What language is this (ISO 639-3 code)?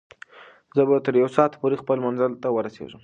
pus